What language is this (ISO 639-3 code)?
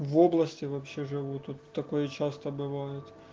rus